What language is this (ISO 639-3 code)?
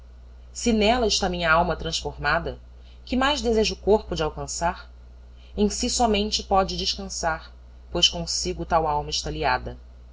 por